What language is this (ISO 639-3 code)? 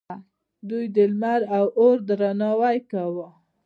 pus